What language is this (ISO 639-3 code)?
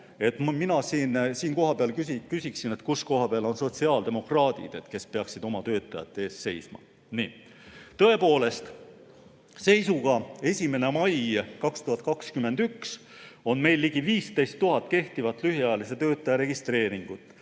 est